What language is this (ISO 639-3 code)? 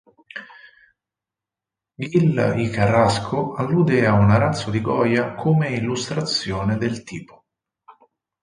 ita